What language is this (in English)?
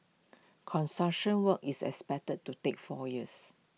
English